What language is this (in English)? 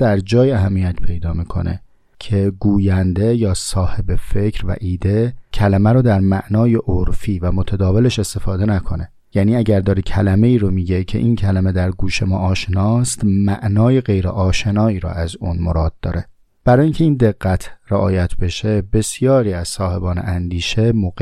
Persian